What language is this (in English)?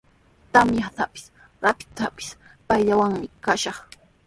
Sihuas Ancash Quechua